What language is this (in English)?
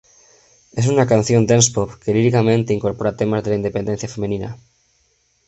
Spanish